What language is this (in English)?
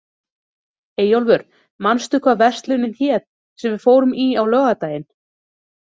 Icelandic